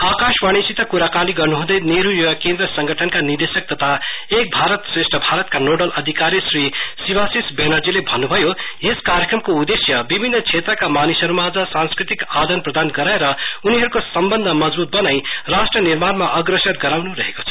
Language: Nepali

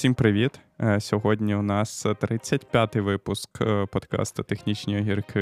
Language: Ukrainian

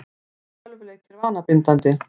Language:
Icelandic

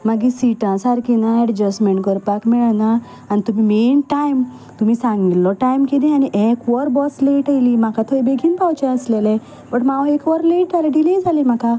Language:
Konkani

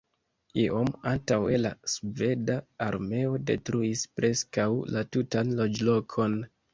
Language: Esperanto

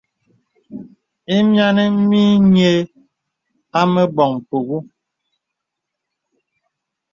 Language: Bebele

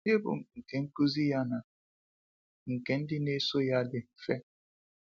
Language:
Igbo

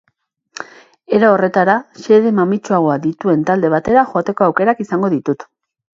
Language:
Basque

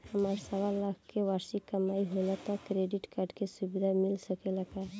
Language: Bhojpuri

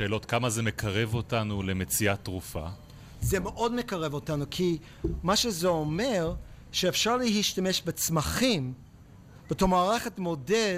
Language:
Hebrew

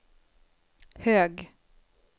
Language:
Swedish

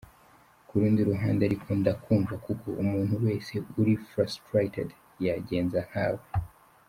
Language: Kinyarwanda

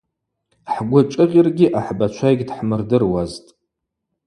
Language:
Abaza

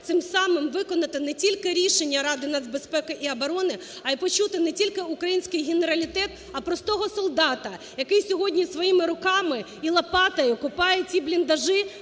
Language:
Ukrainian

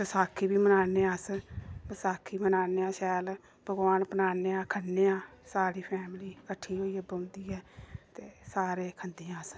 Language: Dogri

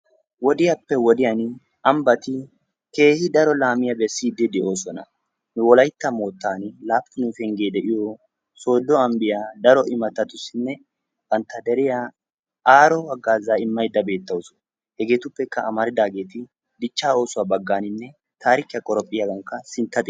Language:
Wolaytta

